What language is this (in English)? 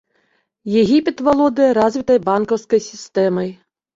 Belarusian